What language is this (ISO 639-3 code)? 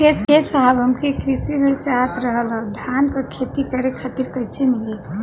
bho